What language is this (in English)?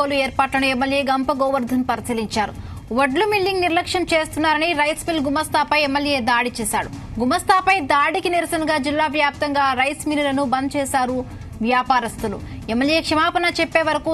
Romanian